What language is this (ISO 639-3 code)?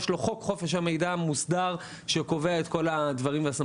heb